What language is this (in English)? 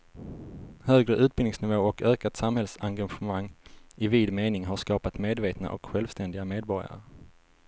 Swedish